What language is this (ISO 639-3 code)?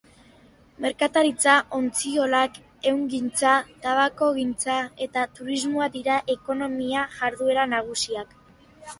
eus